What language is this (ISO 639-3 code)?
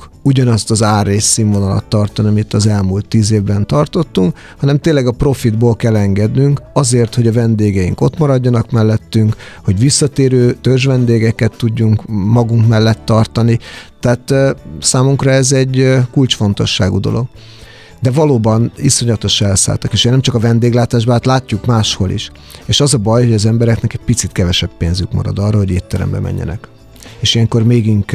hun